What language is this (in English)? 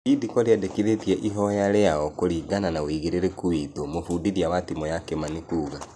Kikuyu